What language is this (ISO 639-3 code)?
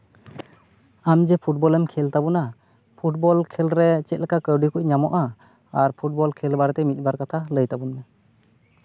sat